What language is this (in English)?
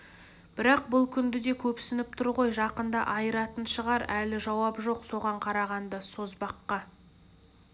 Kazakh